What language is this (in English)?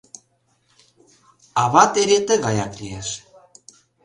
Mari